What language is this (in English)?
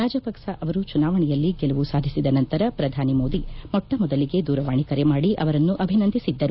Kannada